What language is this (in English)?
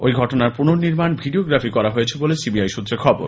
Bangla